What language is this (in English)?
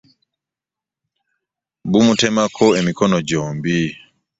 Ganda